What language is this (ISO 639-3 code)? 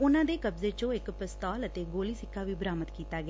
pan